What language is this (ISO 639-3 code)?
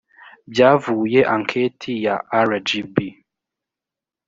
kin